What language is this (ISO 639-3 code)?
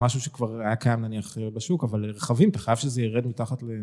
heb